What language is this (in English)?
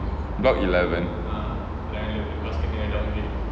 English